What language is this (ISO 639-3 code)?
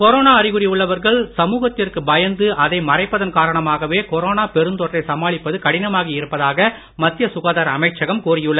tam